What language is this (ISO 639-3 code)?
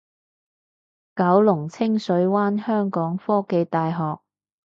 yue